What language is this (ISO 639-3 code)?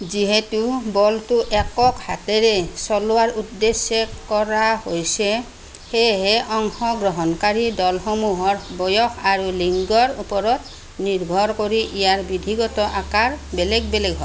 asm